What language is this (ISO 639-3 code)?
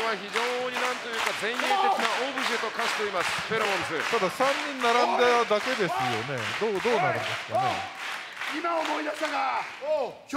jpn